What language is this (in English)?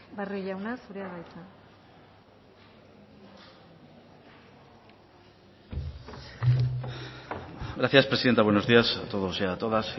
Spanish